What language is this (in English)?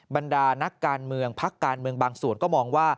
Thai